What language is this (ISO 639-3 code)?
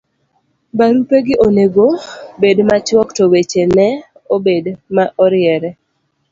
luo